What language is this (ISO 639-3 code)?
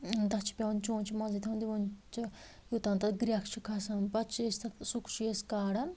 kas